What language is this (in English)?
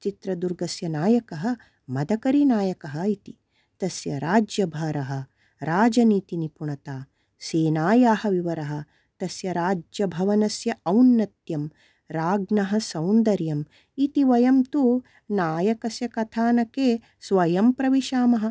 Sanskrit